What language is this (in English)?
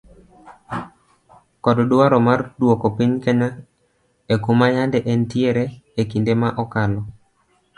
Luo (Kenya and Tanzania)